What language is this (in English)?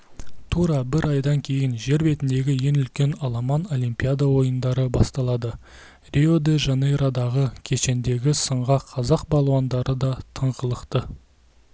Kazakh